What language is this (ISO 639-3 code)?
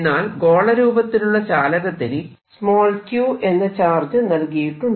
mal